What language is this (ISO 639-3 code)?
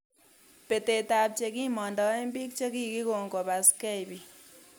kln